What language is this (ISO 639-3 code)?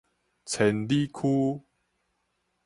nan